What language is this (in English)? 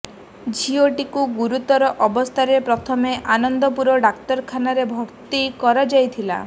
Odia